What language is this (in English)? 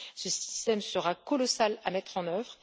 French